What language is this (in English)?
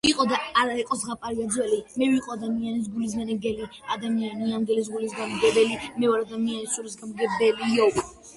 Georgian